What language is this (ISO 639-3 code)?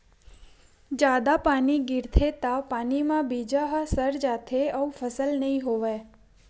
hne